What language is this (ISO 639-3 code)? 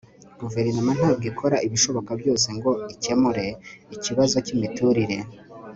kin